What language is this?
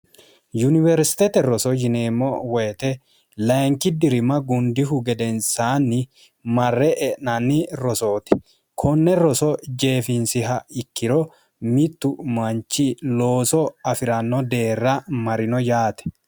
Sidamo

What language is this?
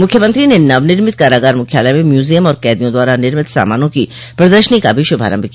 Hindi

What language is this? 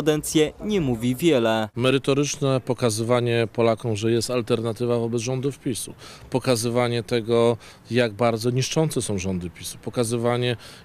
Polish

